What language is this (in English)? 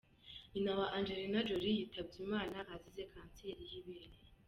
Kinyarwanda